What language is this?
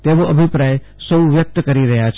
Gujarati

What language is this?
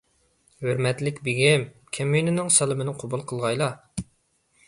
Uyghur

